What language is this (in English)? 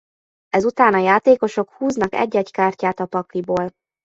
Hungarian